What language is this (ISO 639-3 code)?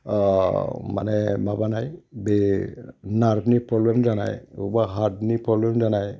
brx